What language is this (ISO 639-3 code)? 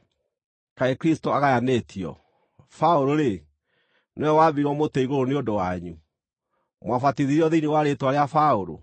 kik